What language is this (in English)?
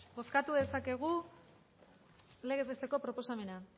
Basque